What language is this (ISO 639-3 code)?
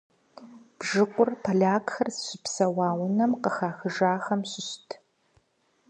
kbd